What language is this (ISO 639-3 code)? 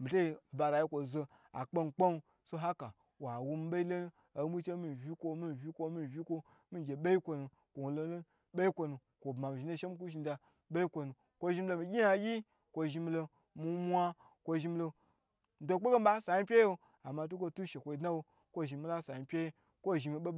gbr